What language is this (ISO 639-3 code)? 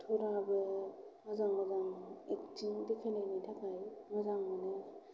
brx